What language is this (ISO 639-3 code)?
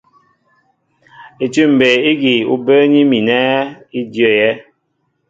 mbo